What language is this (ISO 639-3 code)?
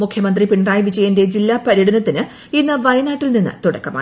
mal